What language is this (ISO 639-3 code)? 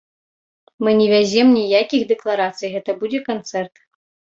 bel